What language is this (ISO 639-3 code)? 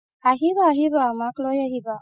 asm